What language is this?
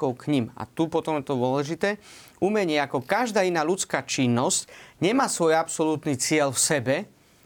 Slovak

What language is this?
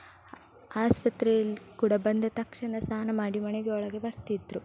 Kannada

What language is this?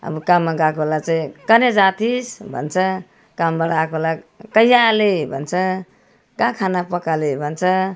Nepali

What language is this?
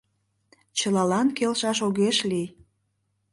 Mari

